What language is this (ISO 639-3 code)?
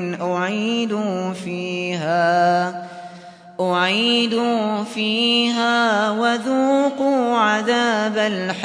ara